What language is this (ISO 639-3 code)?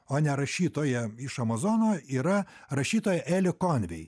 lit